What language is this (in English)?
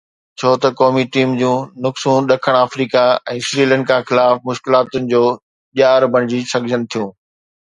Sindhi